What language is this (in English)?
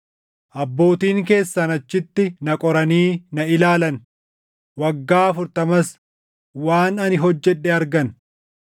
Oromo